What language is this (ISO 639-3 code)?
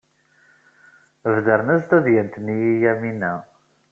kab